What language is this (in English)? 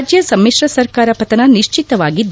Kannada